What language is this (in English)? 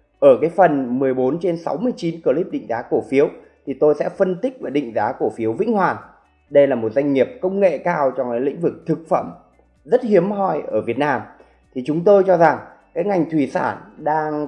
Vietnamese